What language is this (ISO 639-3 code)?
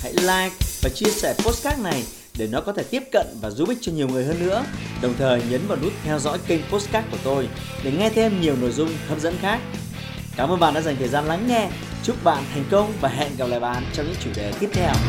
vie